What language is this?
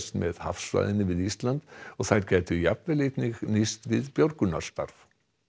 Icelandic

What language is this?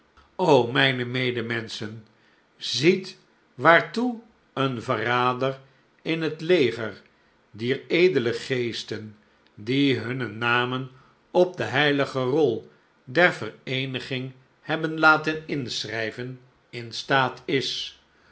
Dutch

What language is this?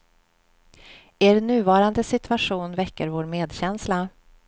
Swedish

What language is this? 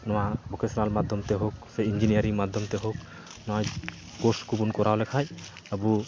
Santali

